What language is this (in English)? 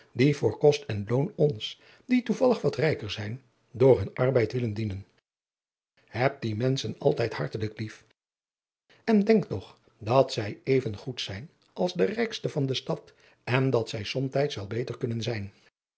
Dutch